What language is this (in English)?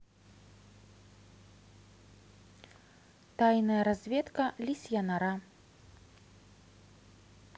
Russian